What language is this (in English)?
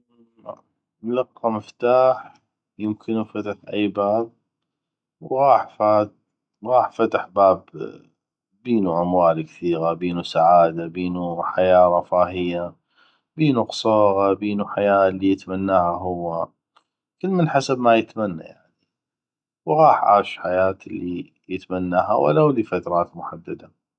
North Mesopotamian Arabic